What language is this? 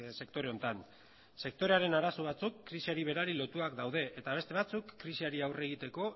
Basque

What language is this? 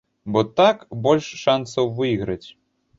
Belarusian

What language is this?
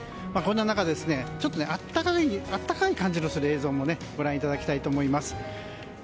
Japanese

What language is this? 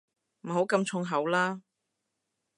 Cantonese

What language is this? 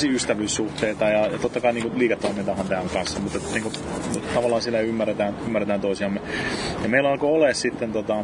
Finnish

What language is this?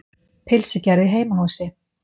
Icelandic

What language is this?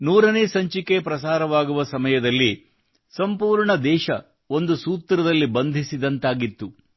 Kannada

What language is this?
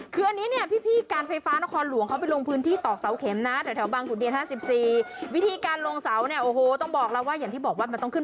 Thai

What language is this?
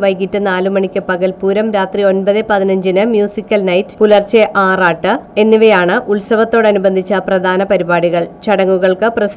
Malayalam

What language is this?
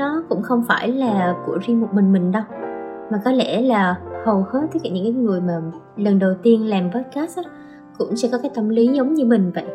Vietnamese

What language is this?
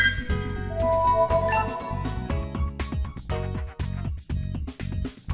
Vietnamese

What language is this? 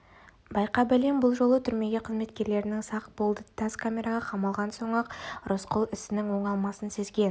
Kazakh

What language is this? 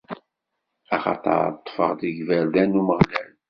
Kabyle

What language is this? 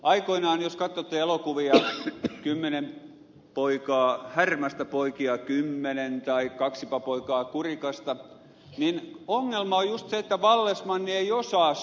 Finnish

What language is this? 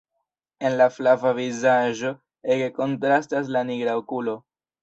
Esperanto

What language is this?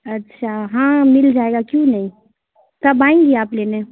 Urdu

